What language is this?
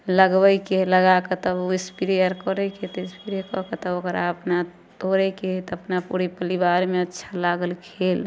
Maithili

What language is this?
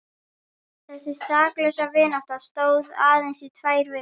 Icelandic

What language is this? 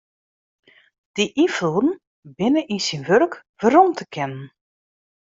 Western Frisian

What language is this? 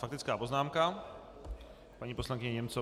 Czech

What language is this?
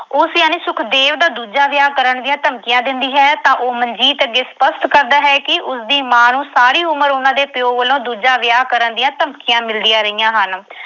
Punjabi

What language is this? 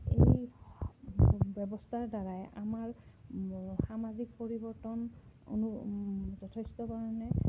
Assamese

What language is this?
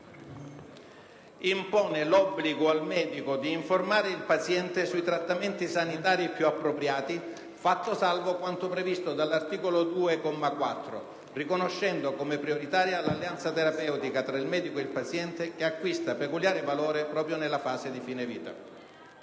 Italian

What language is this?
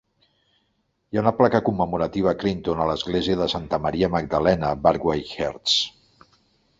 Catalan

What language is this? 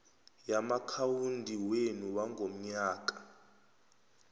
South Ndebele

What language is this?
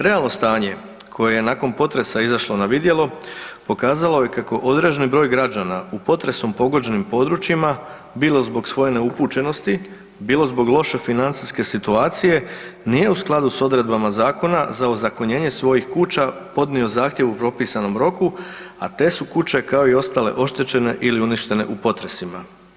Croatian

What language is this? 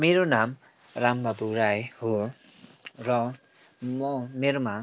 Nepali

